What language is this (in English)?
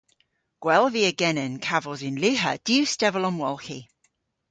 Cornish